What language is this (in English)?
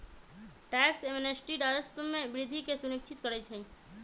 Magahi